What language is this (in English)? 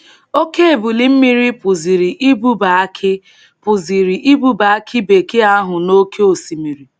Igbo